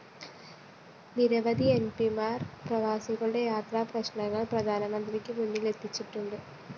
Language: Malayalam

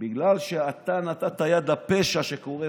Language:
Hebrew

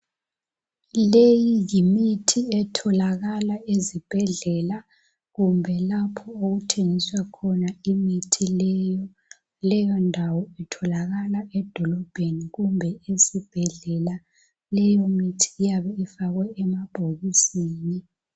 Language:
North Ndebele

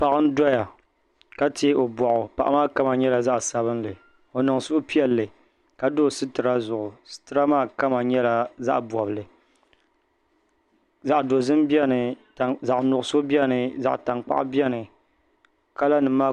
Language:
Dagbani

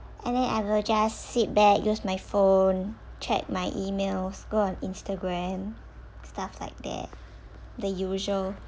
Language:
English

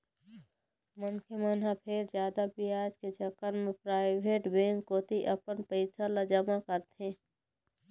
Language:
Chhattisgarhi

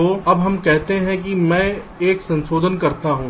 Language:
Hindi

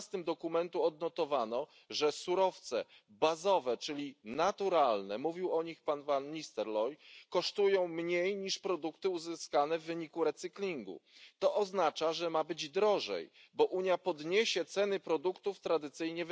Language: Polish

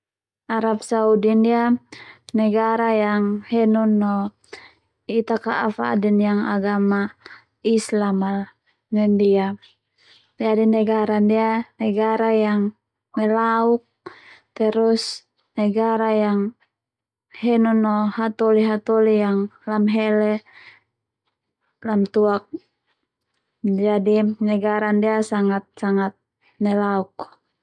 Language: Termanu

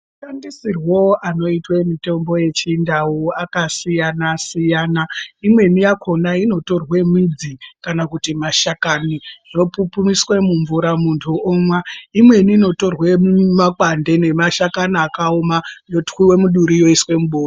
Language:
Ndau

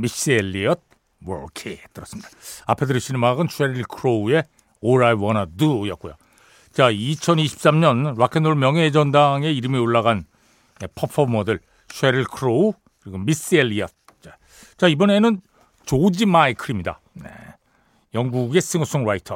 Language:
Korean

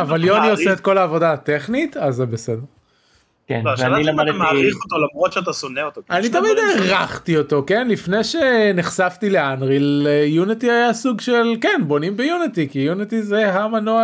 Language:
Hebrew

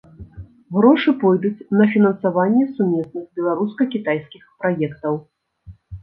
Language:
Belarusian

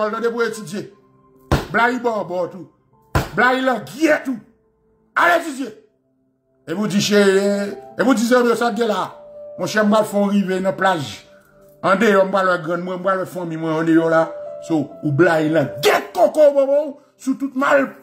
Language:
French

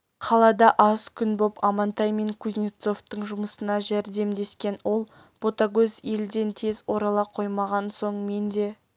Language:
Kazakh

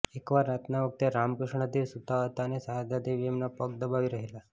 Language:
Gujarati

